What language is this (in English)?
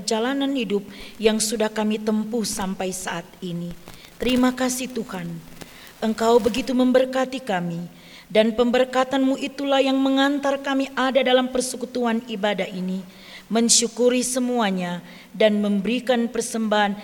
Indonesian